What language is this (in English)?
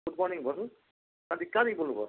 Nepali